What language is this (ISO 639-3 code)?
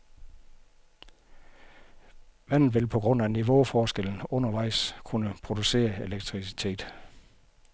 dan